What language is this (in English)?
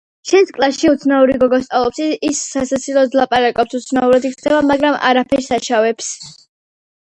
Georgian